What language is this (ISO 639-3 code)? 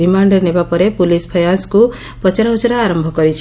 ori